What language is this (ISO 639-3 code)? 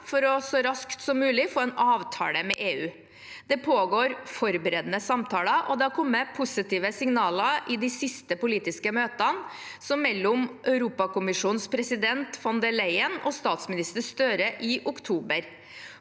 nor